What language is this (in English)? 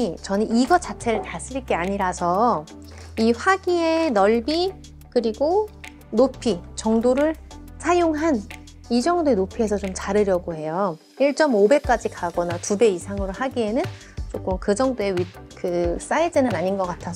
Korean